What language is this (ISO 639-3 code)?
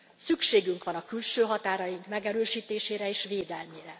hun